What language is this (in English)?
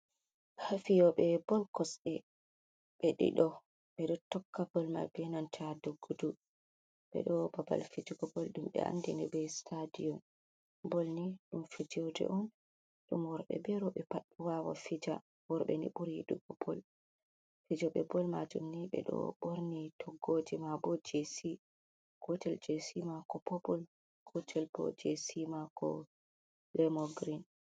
Fula